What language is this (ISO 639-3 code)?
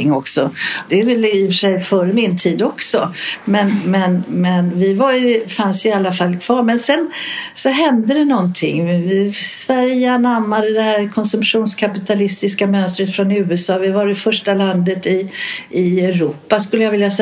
swe